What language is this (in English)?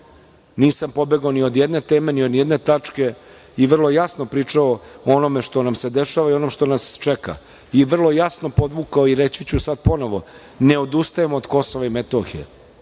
Serbian